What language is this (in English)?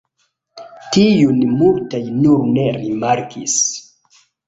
Esperanto